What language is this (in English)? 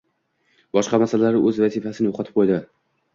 Uzbek